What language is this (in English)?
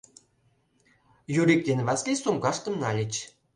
Mari